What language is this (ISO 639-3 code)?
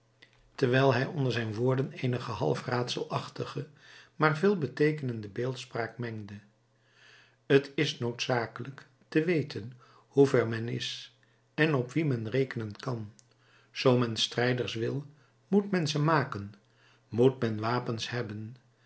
nld